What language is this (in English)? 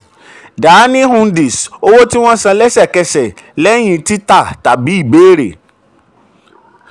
Yoruba